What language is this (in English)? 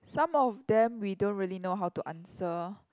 English